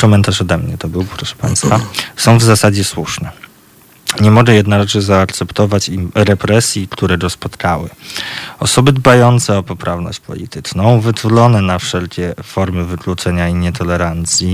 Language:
Polish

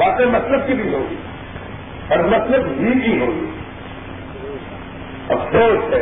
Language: Urdu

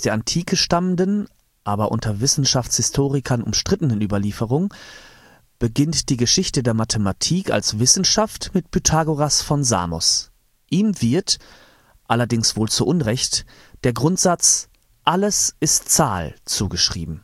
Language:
German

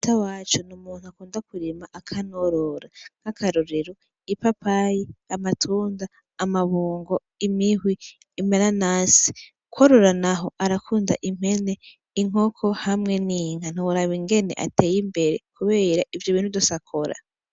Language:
Rundi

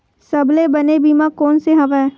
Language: Chhattisgarhi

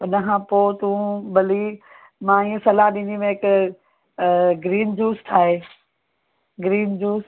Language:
Sindhi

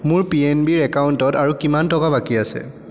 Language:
Assamese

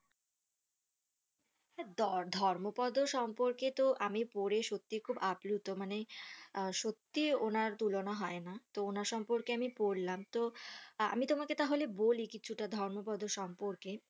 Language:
Bangla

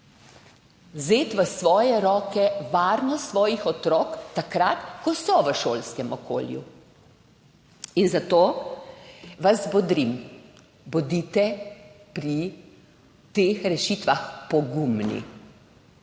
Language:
Slovenian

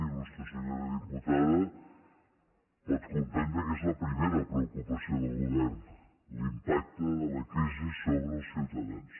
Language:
Catalan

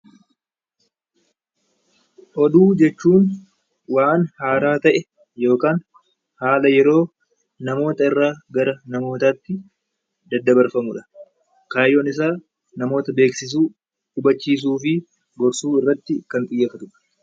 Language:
Oromo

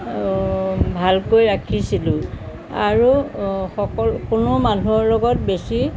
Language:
Assamese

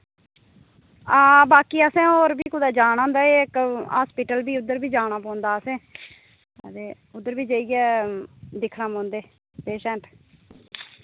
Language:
Dogri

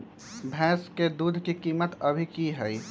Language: Magahi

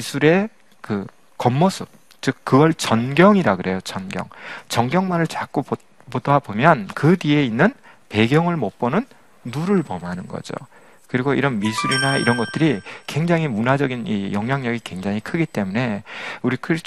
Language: Korean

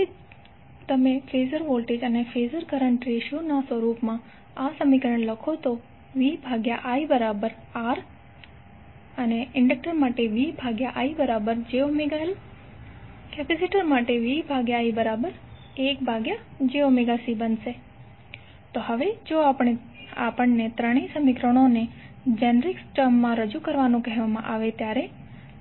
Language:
Gujarati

